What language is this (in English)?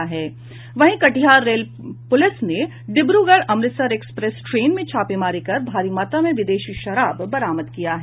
Hindi